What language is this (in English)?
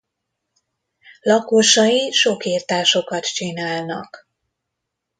Hungarian